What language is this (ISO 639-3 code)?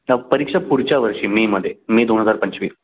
mar